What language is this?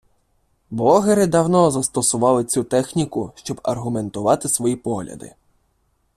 Ukrainian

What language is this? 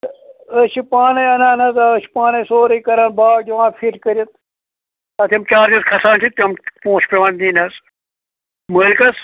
Kashmiri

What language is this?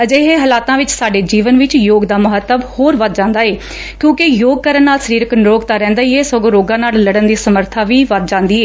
Punjabi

